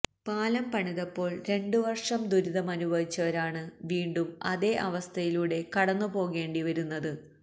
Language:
Malayalam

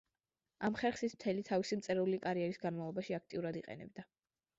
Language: Georgian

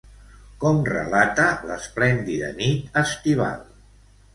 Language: Catalan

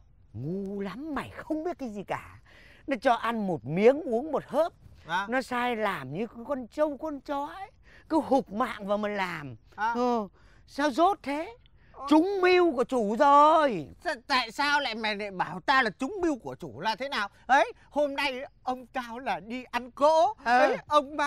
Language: Vietnamese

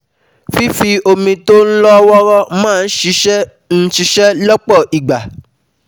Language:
Yoruba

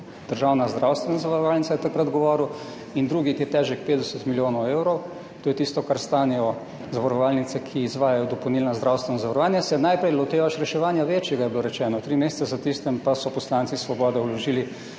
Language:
Slovenian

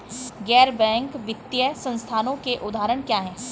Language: Hindi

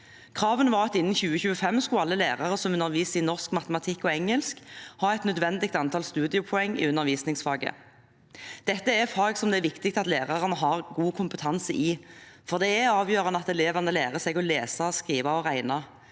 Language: Norwegian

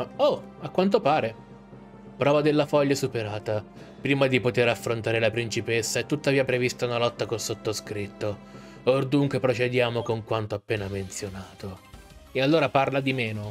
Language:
Italian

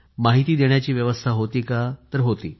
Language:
Marathi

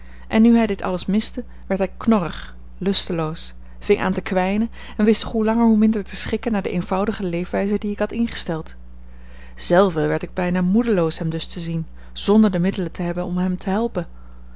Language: Dutch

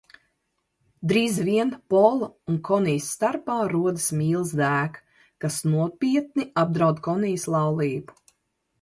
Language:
Latvian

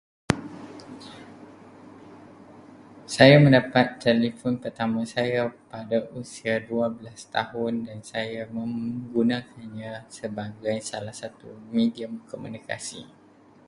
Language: Malay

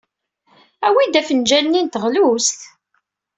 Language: Kabyle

